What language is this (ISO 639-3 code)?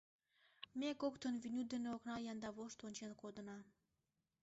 chm